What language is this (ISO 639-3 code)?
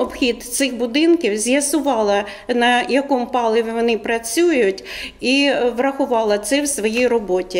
ukr